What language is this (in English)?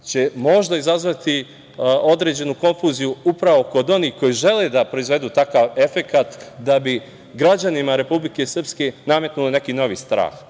Serbian